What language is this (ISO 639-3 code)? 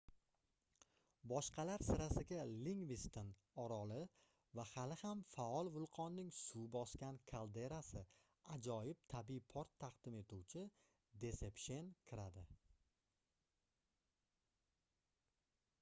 uzb